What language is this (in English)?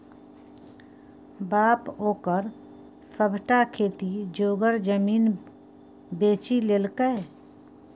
Maithili